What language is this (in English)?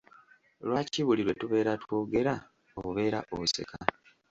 Ganda